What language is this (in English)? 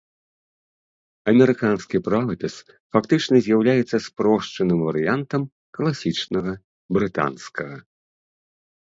Belarusian